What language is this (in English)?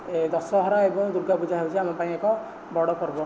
Odia